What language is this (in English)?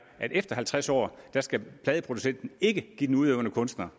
Danish